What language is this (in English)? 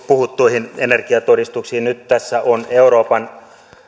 Finnish